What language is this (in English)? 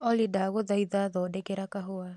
Kikuyu